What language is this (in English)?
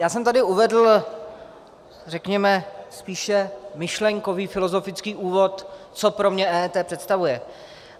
Czech